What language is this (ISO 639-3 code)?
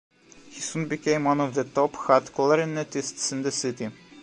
eng